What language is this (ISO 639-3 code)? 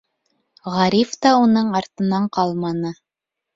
bak